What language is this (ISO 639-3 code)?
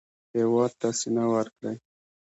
pus